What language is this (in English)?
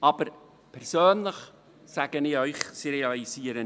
Swiss German